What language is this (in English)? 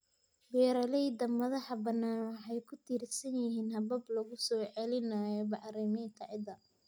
Somali